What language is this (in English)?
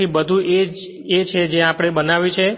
Gujarati